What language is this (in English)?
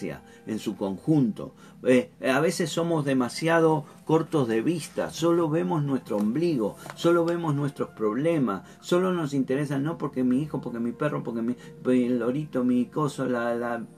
Spanish